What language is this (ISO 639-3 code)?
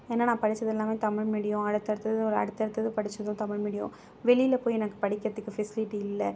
tam